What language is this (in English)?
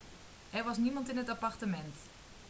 Dutch